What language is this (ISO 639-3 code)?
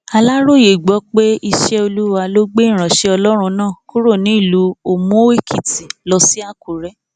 yor